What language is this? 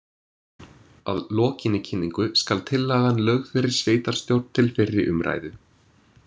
Icelandic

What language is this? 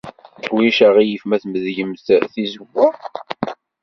Kabyle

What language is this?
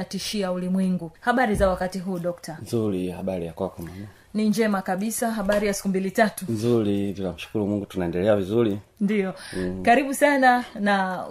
Swahili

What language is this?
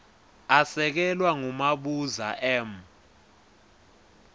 Swati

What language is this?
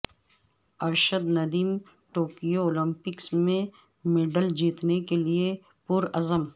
Urdu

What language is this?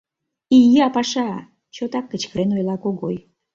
Mari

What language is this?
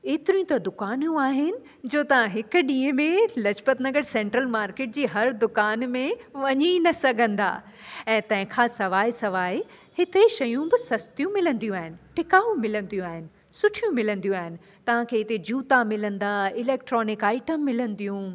Sindhi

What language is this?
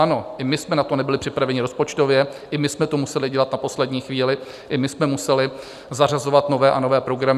Czech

